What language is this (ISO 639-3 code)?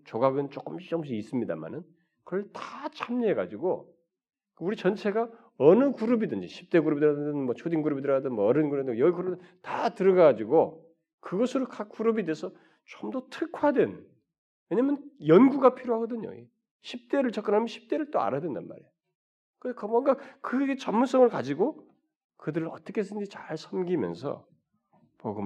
kor